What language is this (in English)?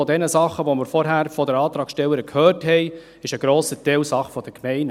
Swiss German